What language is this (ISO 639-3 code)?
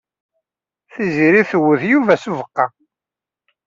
kab